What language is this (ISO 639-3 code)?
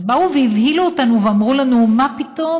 heb